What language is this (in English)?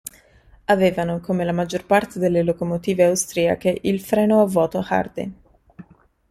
Italian